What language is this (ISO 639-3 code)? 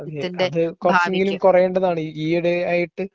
mal